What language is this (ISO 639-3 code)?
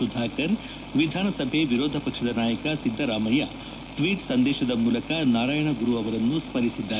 kan